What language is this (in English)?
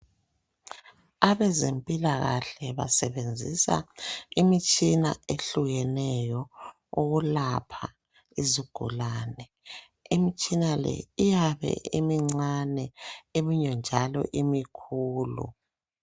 North Ndebele